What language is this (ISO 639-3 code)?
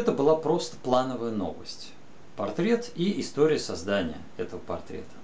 rus